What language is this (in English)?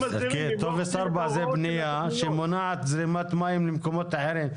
Hebrew